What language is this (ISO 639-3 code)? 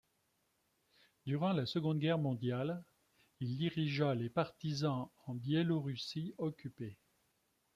fra